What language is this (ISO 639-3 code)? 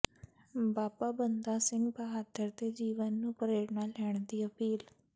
pan